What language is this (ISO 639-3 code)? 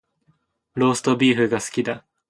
jpn